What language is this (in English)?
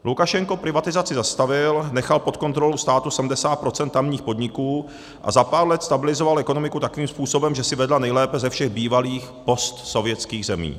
Czech